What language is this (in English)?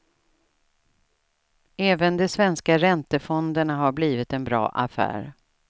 Swedish